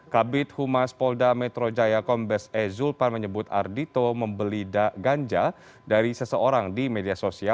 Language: Indonesian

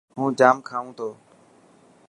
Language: Dhatki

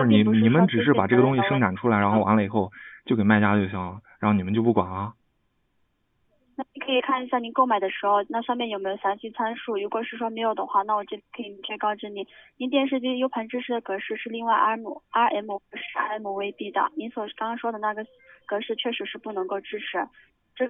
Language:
Chinese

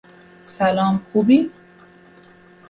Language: Persian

